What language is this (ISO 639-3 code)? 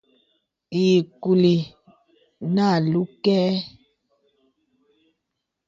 beb